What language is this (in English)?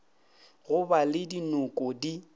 Northern Sotho